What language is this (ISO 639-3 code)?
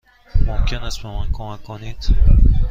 fas